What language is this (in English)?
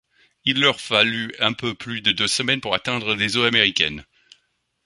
French